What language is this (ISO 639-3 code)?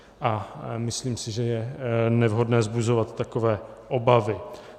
ces